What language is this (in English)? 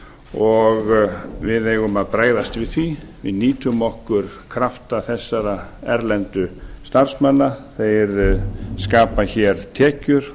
Icelandic